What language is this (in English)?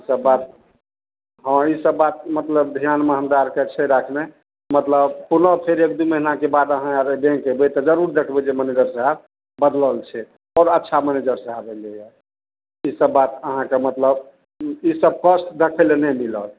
Maithili